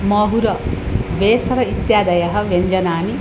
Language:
Sanskrit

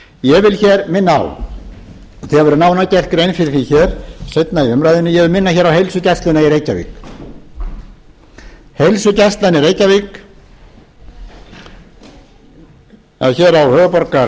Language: Icelandic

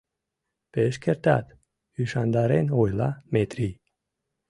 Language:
Mari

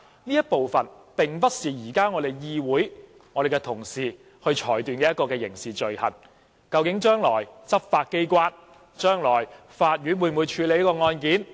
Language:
Cantonese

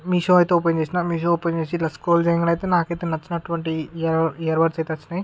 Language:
Telugu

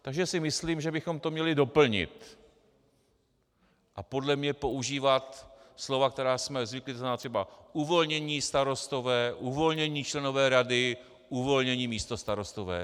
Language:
Czech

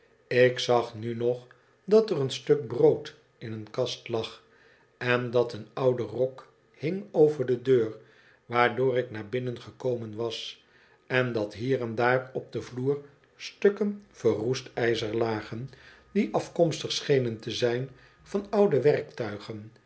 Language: Dutch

